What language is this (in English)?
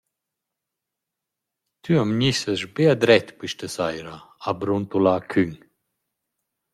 Romansh